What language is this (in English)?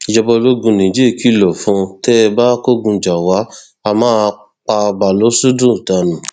Yoruba